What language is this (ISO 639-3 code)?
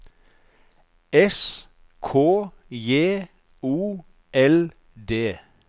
nor